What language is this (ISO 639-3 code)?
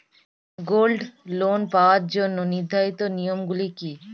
ben